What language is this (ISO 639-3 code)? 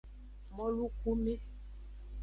ajg